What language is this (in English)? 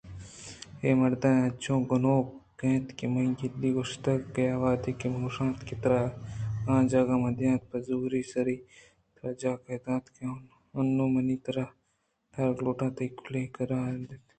Eastern Balochi